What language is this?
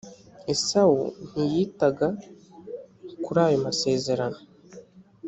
Kinyarwanda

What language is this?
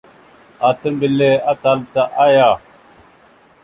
Mada (Cameroon)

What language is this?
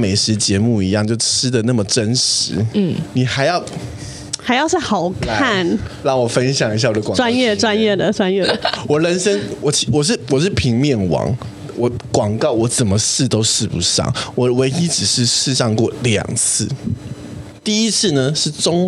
Chinese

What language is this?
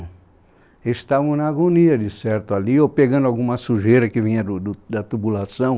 Portuguese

